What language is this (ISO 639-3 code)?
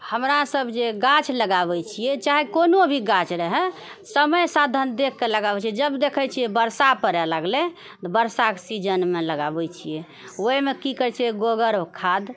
mai